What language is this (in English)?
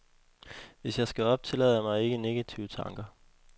Danish